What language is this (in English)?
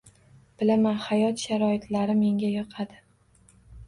Uzbek